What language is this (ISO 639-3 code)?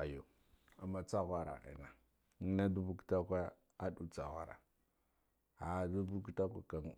gdf